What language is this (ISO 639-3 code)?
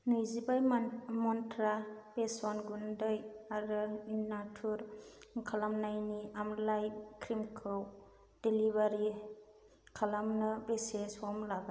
brx